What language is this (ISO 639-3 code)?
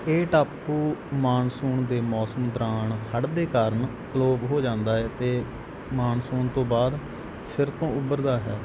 pan